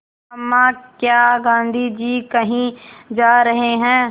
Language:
Hindi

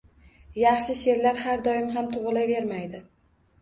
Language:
Uzbek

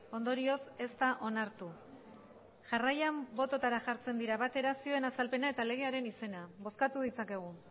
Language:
Basque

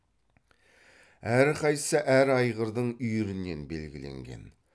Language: Kazakh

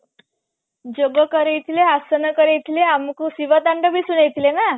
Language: Odia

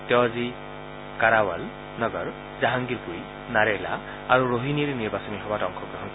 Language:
Assamese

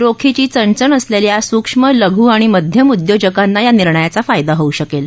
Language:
Marathi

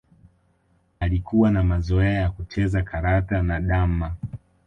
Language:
Swahili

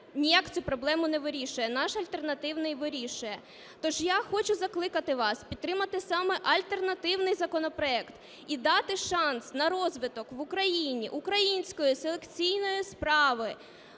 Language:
Ukrainian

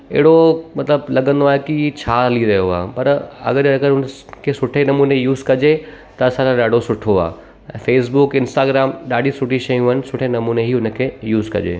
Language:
Sindhi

